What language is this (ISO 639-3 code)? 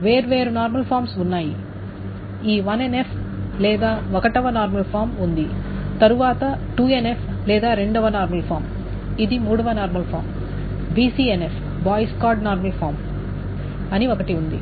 tel